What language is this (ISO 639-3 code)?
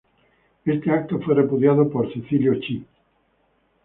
spa